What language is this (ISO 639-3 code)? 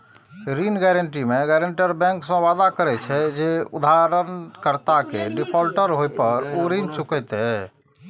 mai